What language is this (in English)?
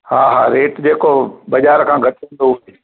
Sindhi